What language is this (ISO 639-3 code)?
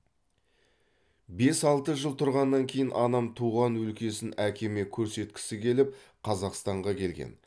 kaz